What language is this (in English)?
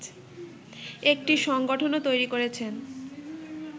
Bangla